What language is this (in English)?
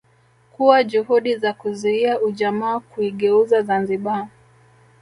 Swahili